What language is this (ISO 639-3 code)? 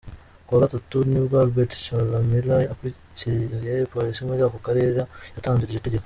kin